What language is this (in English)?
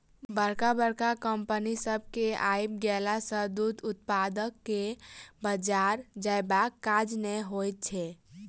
Maithili